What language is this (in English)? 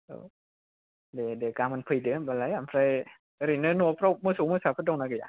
Bodo